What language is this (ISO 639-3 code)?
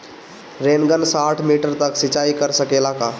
bho